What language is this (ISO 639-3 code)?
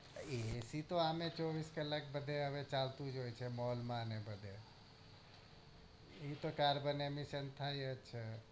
guj